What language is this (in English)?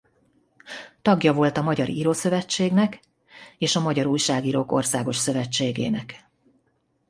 Hungarian